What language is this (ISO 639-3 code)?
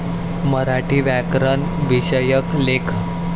mar